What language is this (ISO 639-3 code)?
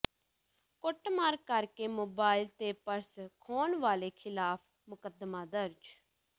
pan